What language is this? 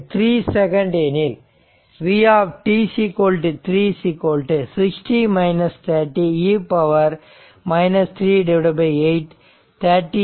Tamil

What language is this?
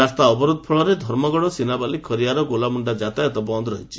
Odia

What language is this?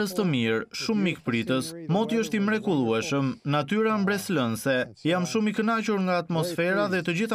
Romanian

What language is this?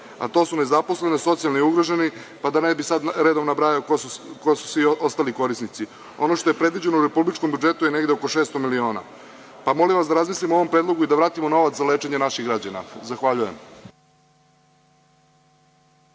Serbian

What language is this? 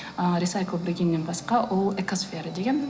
Kazakh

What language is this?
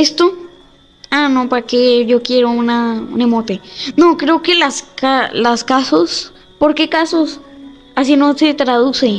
Spanish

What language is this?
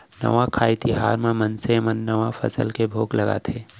Chhattisgarhi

